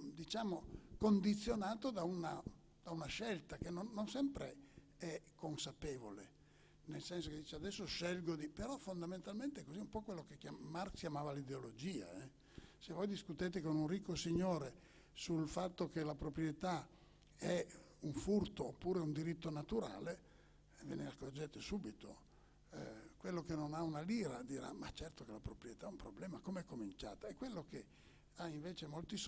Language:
Italian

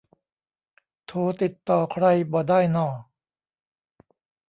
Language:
Thai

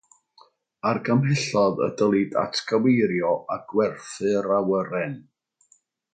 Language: Welsh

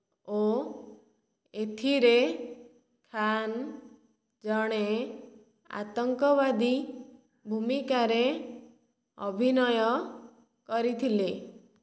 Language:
Odia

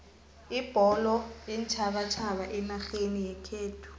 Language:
South Ndebele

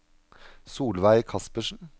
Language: Norwegian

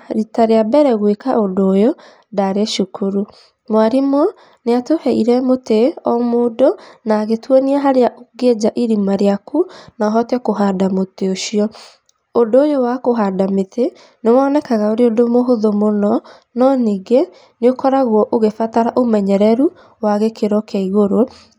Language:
Kikuyu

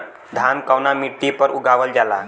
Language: Bhojpuri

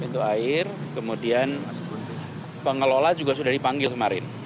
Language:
Indonesian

